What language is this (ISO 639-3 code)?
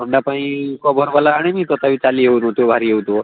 ori